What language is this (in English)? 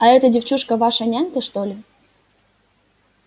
Russian